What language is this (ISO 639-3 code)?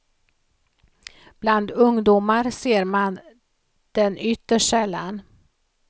swe